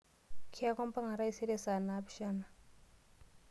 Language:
Masai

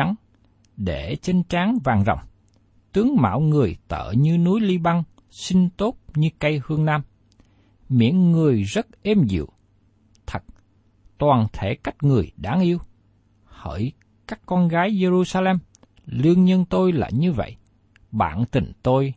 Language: Vietnamese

